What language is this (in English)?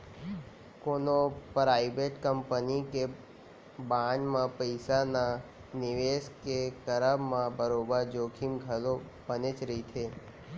Chhattisgarhi